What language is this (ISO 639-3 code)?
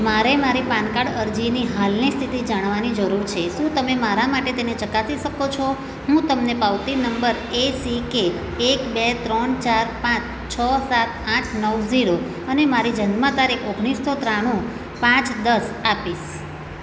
guj